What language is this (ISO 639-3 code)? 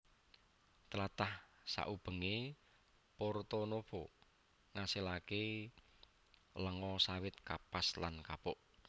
jav